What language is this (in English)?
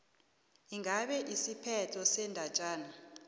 South Ndebele